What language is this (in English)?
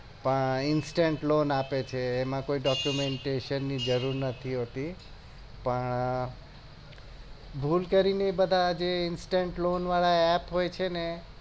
Gujarati